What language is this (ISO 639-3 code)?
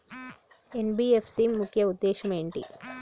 tel